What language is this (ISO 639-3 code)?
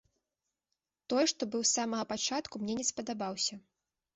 bel